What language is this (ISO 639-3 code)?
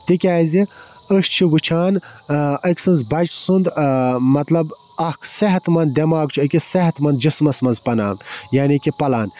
kas